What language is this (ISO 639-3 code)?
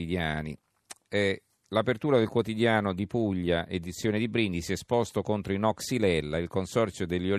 ita